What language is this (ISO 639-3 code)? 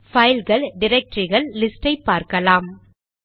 tam